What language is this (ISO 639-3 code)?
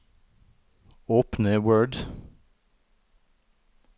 nor